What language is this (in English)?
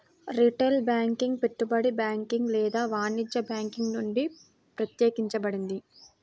Telugu